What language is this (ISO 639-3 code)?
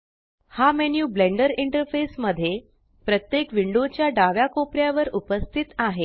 mar